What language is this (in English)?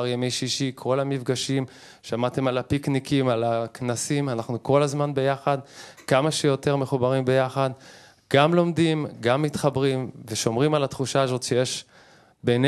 Hebrew